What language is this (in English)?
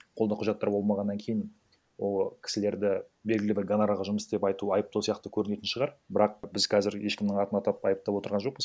Kazakh